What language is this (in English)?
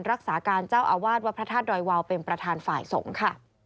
Thai